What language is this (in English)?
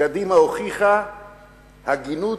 Hebrew